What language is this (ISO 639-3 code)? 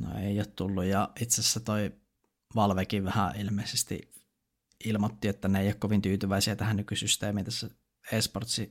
fin